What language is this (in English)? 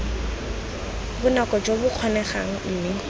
Tswana